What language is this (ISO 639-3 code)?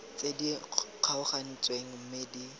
tsn